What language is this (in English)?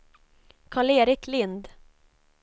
Swedish